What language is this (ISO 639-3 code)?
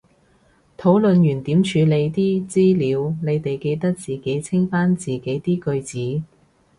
yue